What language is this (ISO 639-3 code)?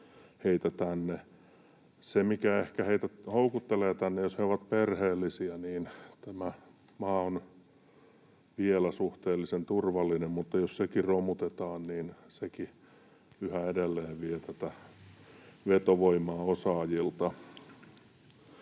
fin